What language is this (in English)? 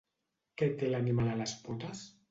Catalan